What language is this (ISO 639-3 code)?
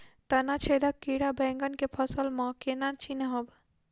mai